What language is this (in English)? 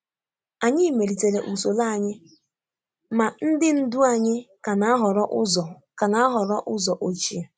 Igbo